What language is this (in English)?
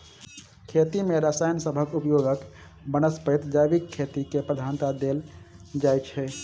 Maithili